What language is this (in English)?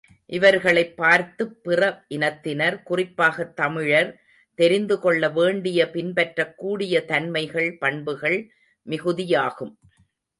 Tamil